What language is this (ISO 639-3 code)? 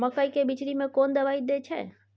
mai